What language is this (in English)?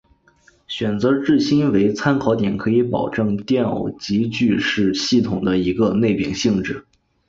Chinese